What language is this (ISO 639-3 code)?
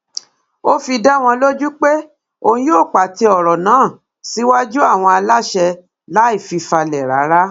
yor